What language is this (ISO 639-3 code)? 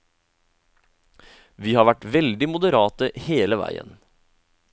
nor